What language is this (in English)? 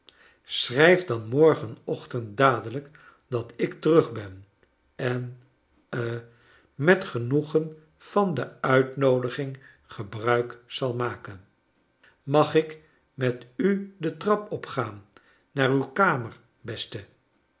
Dutch